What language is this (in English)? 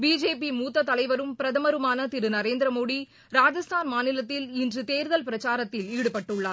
Tamil